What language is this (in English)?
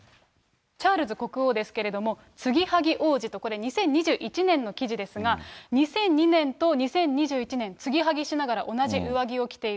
Japanese